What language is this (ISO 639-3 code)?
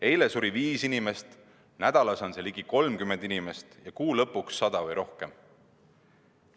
est